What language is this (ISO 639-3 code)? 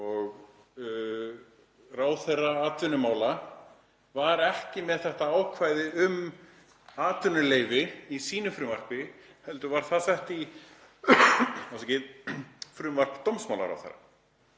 isl